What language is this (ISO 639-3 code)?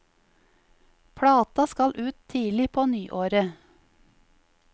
nor